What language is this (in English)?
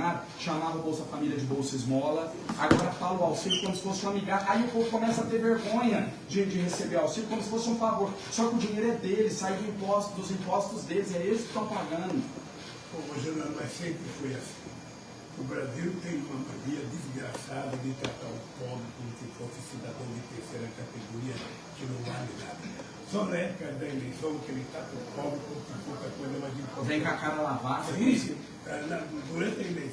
Portuguese